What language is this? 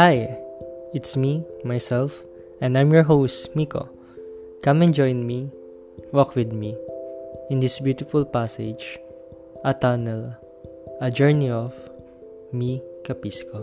Filipino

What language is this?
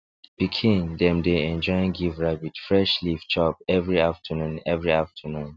Nigerian Pidgin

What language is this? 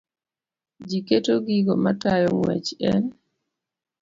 Luo (Kenya and Tanzania)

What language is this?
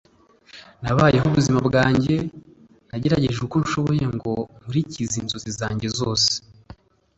Kinyarwanda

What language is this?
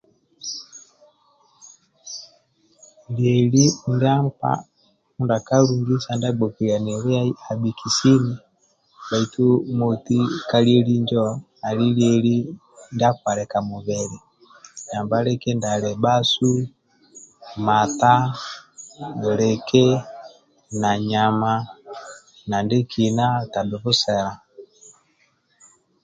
Amba (Uganda)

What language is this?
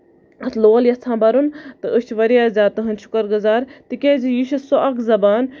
Kashmiri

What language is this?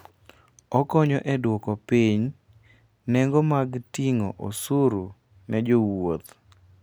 Luo (Kenya and Tanzania)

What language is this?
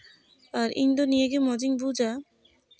Santali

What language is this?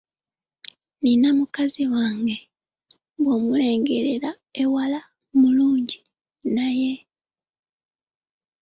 Ganda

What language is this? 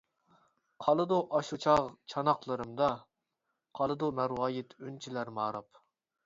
Uyghur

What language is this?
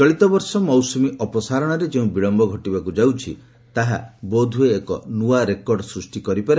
Odia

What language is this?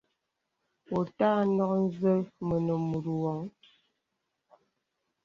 Bebele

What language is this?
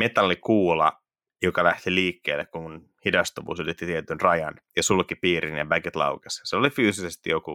Finnish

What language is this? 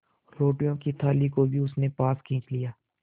Hindi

